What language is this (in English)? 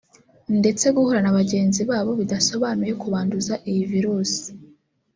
Kinyarwanda